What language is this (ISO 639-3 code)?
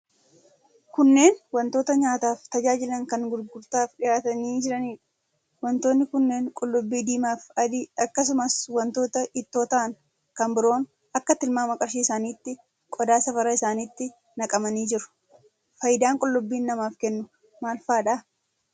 orm